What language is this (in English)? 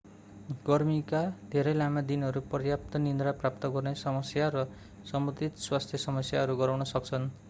Nepali